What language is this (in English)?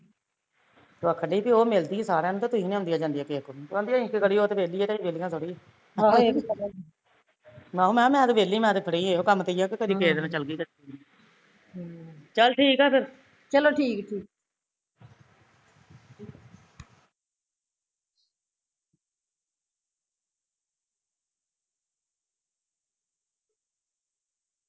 Punjabi